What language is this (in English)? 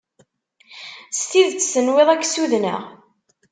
Kabyle